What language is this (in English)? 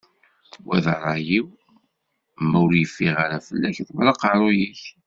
Kabyle